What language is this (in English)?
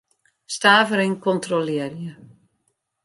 Western Frisian